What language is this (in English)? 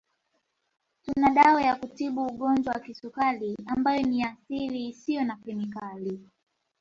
Swahili